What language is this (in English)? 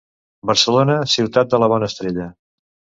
Catalan